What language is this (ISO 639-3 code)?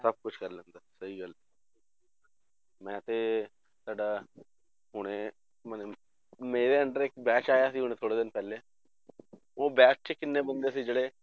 pan